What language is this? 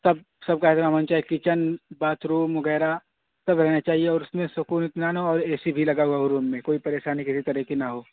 Urdu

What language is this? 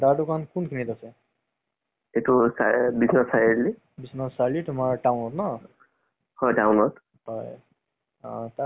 Assamese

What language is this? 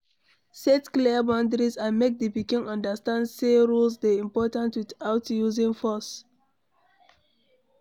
Nigerian Pidgin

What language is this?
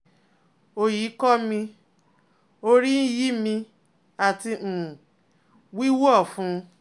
Yoruba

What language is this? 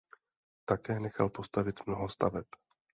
Czech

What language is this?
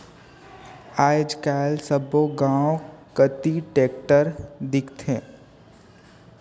Chhattisgarhi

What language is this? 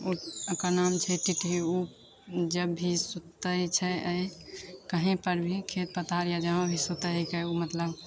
Maithili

